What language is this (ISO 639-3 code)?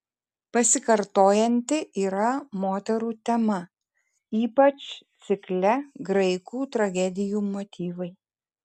lit